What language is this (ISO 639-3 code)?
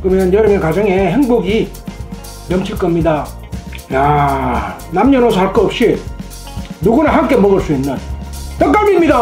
kor